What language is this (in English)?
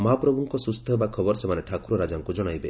Odia